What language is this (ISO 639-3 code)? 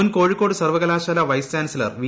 mal